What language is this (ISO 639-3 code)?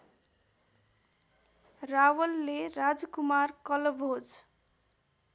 nep